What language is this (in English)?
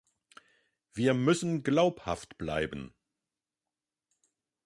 German